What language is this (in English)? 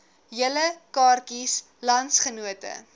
Afrikaans